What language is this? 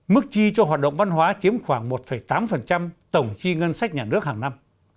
Vietnamese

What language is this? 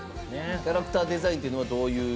Japanese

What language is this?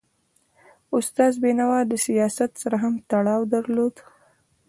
Pashto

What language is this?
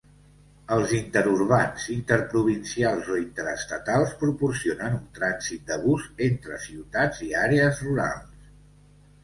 Catalan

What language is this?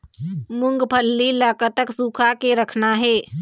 Chhattisgarhi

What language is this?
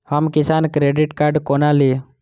Maithili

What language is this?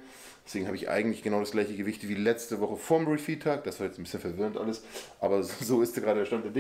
German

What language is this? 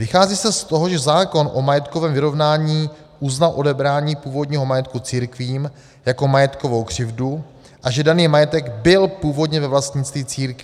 Czech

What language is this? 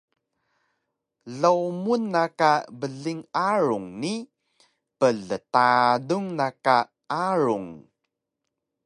Taroko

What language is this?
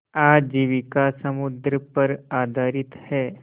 Hindi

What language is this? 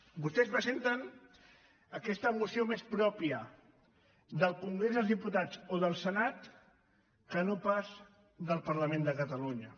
Catalan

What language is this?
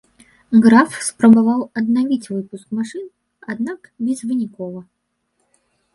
Belarusian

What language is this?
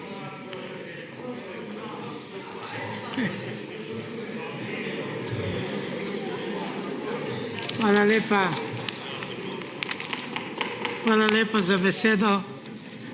Slovenian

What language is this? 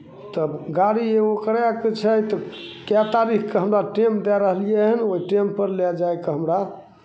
Maithili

